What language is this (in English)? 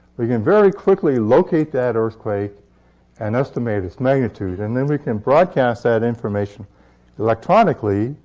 English